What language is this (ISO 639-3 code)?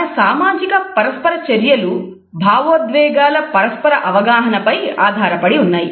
tel